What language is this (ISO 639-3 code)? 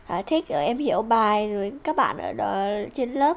vie